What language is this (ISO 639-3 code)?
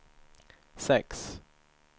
swe